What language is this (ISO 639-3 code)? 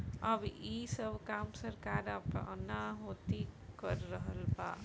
bho